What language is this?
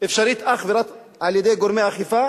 Hebrew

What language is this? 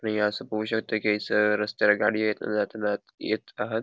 Konkani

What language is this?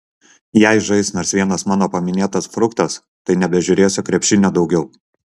Lithuanian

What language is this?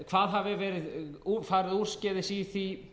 Icelandic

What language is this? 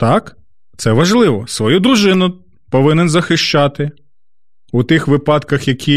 Ukrainian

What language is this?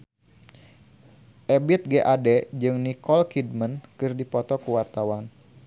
Sundanese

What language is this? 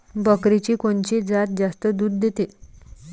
Marathi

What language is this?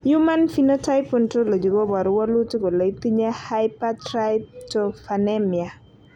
Kalenjin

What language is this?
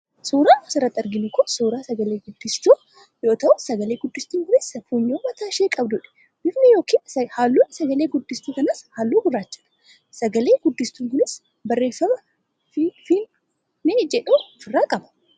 Oromo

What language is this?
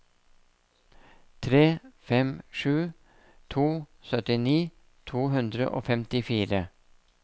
Norwegian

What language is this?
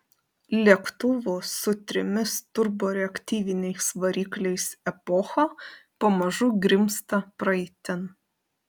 Lithuanian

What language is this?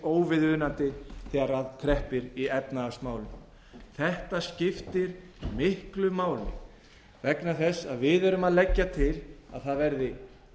Icelandic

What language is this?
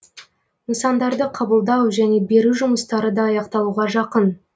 Kazakh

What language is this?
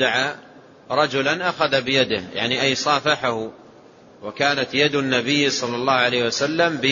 Arabic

